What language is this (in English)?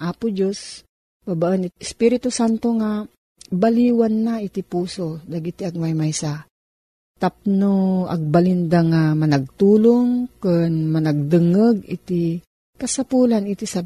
Filipino